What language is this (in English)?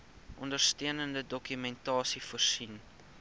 Afrikaans